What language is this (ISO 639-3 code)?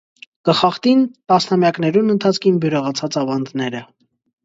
hye